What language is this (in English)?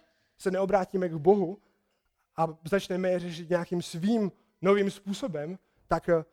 Czech